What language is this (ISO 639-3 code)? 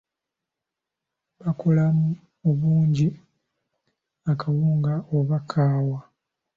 lug